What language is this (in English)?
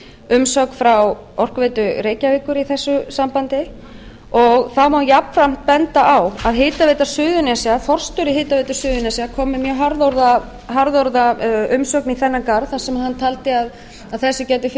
Icelandic